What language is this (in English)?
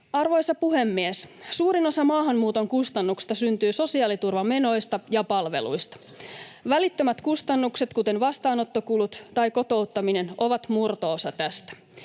Finnish